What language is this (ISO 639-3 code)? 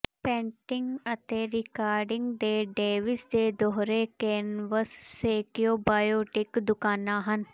pan